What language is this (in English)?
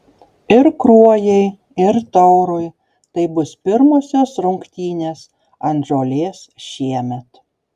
Lithuanian